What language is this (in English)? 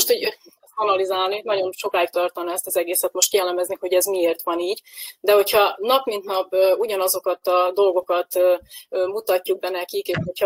Hungarian